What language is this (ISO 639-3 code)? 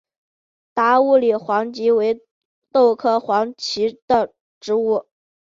zho